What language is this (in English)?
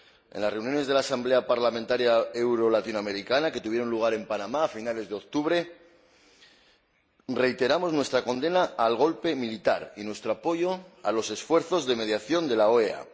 Spanish